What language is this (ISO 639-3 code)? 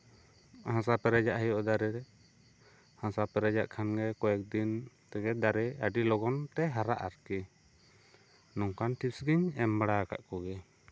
sat